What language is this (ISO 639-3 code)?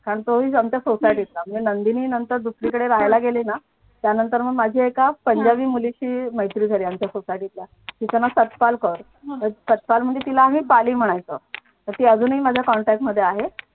mar